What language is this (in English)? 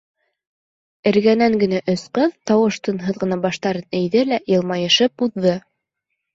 Bashkir